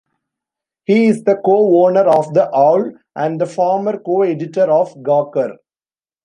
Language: English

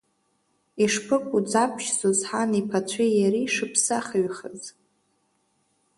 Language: Abkhazian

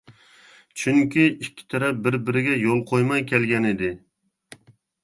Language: Uyghur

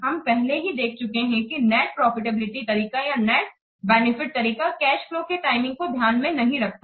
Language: Hindi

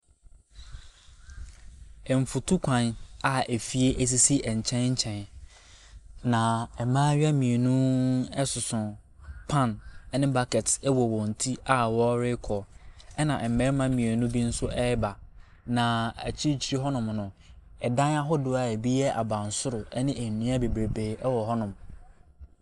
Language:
Akan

